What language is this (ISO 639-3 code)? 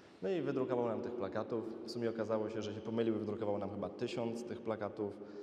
pol